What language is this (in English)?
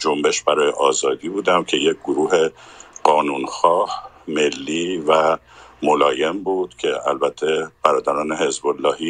Persian